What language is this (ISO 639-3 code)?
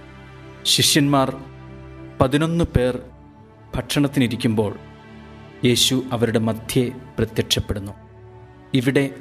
mal